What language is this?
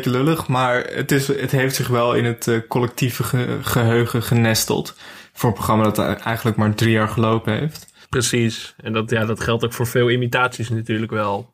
Dutch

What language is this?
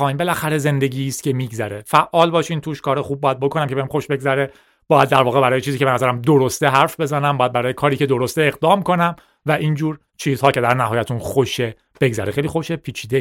Persian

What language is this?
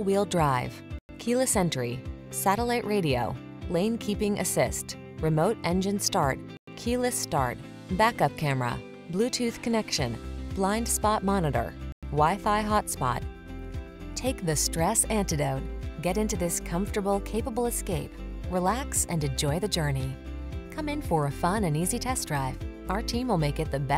English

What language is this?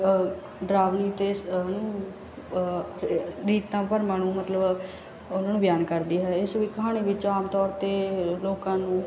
Punjabi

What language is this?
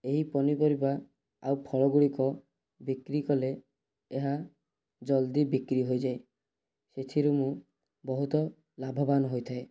Odia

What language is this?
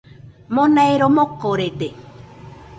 Nüpode Huitoto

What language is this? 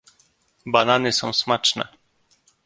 Polish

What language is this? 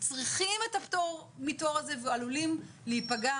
Hebrew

